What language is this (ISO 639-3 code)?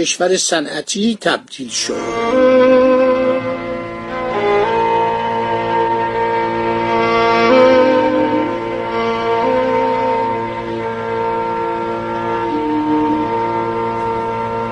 fas